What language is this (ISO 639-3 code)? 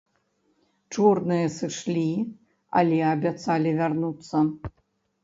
bel